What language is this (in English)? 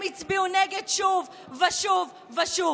Hebrew